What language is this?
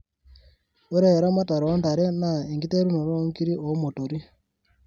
Masai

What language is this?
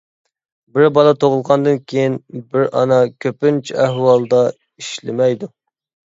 Uyghur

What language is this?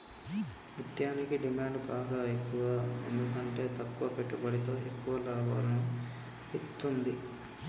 Telugu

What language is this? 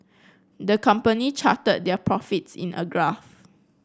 English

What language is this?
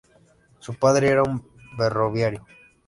Spanish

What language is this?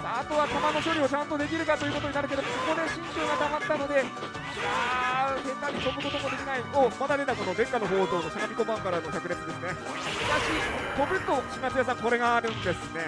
Japanese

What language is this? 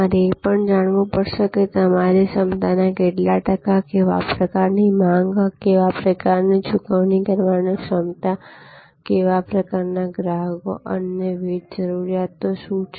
Gujarati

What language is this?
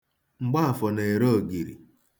Igbo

